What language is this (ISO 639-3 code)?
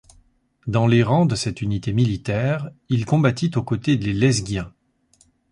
fra